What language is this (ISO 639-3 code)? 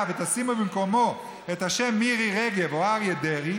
heb